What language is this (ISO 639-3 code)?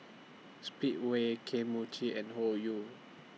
eng